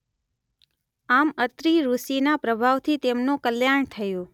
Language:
Gujarati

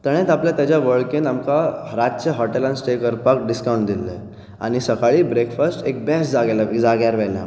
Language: Konkani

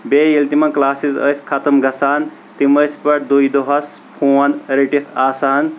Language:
Kashmiri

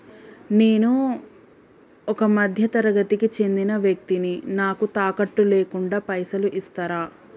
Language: Telugu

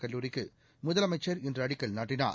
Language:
Tamil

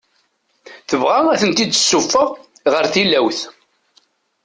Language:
Kabyle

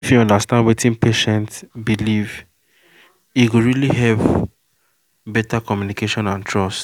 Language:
Nigerian Pidgin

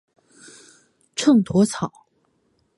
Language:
Chinese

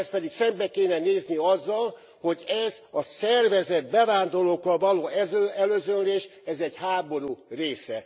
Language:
Hungarian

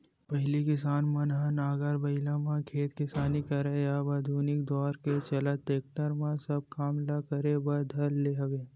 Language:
Chhattisgarhi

